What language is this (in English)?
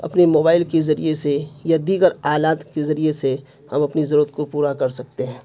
Urdu